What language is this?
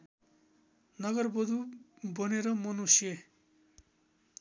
Nepali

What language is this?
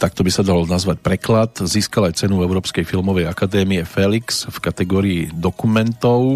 Slovak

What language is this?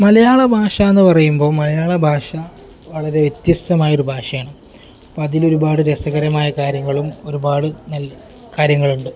Malayalam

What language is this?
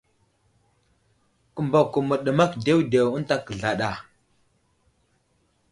Wuzlam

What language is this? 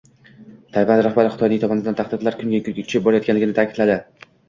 Uzbek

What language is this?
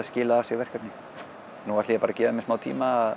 Icelandic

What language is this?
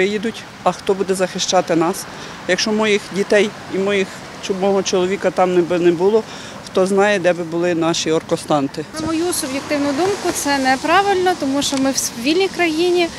Ukrainian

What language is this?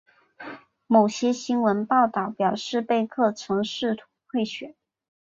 Chinese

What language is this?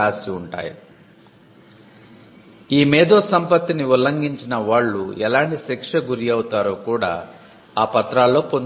Telugu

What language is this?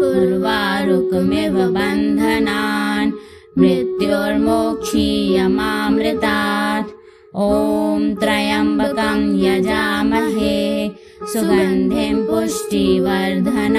Hindi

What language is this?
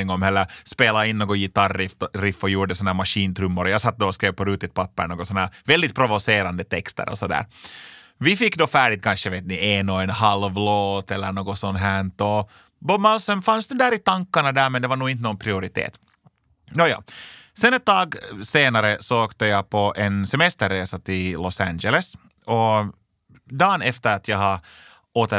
Swedish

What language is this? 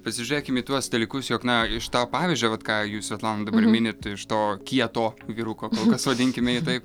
Lithuanian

